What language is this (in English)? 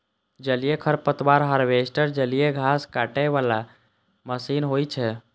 Maithili